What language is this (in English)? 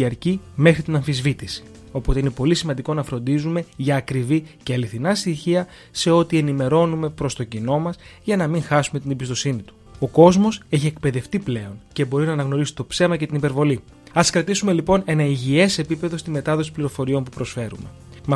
Greek